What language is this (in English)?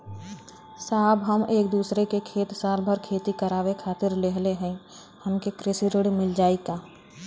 Bhojpuri